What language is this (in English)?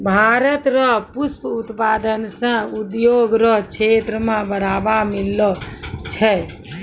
Maithili